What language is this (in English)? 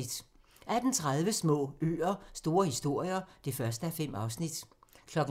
Danish